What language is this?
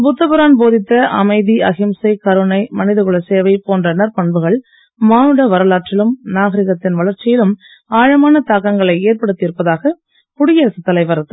Tamil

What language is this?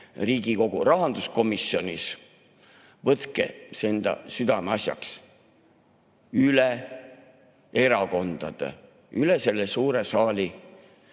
Estonian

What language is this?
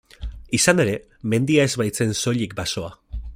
Basque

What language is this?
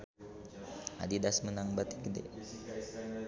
Sundanese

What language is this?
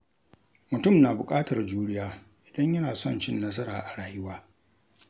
Hausa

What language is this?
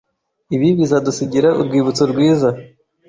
Kinyarwanda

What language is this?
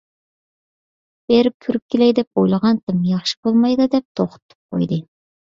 Uyghur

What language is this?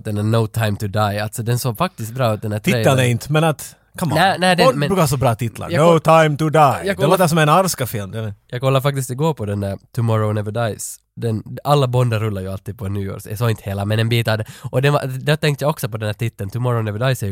Swedish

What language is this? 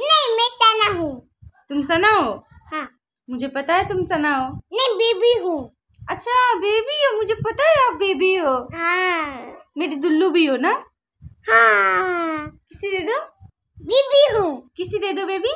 Hindi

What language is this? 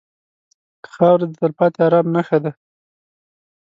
Pashto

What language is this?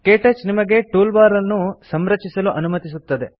Kannada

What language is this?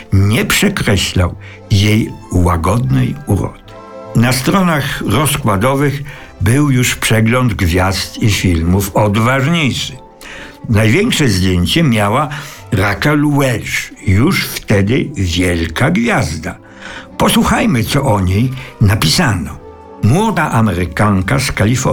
Polish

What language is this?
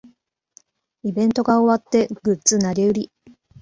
Japanese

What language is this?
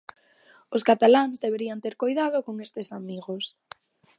Galician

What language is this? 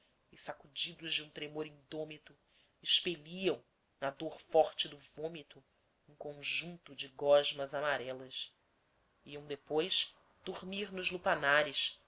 Portuguese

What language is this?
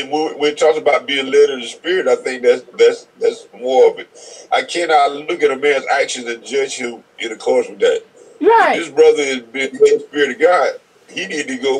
English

